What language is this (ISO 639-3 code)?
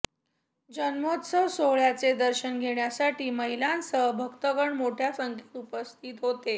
mar